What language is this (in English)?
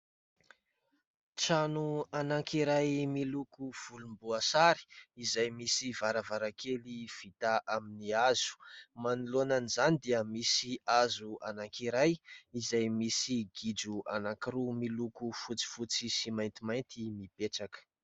Malagasy